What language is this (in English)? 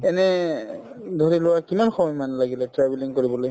Assamese